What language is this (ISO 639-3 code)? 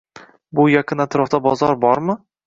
uzb